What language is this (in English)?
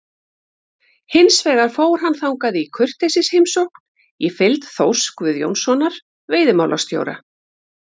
Icelandic